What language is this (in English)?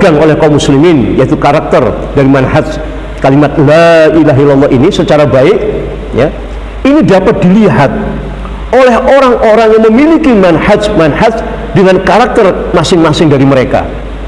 Indonesian